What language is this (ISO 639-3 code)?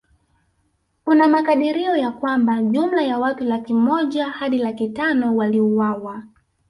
swa